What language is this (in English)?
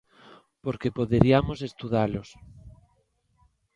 Galician